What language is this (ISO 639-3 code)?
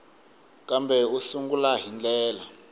tso